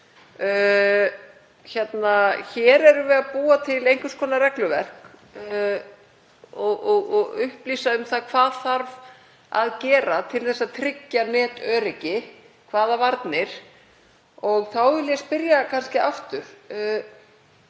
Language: Icelandic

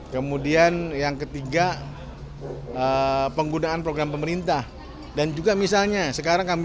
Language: Indonesian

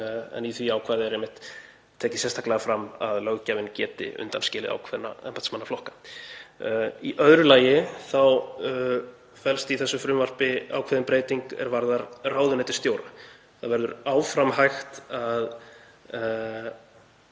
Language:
Icelandic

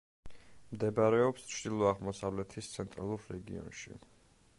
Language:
Georgian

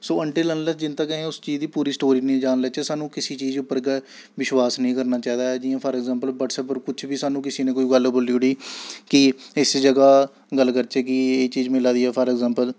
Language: Dogri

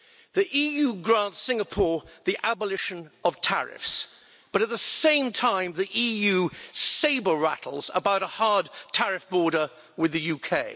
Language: English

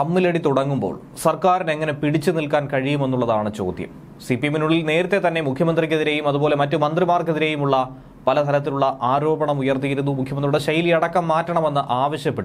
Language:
Malayalam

